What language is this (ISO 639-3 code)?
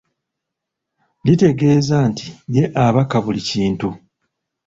lug